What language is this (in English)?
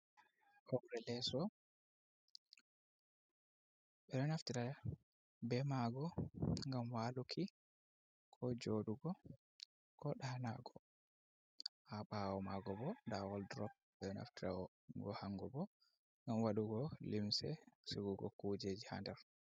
Fula